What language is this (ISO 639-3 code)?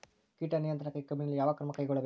kan